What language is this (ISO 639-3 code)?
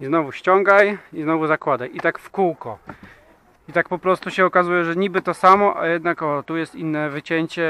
pol